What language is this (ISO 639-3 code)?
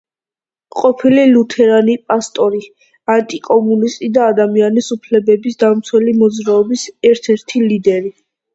kat